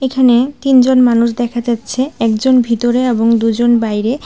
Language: Bangla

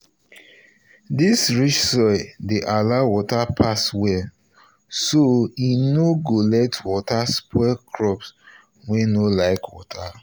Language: Nigerian Pidgin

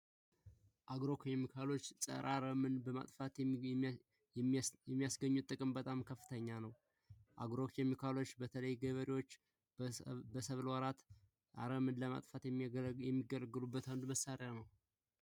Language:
Amharic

